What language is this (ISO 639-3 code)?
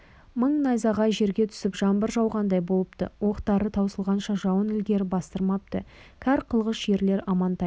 kaz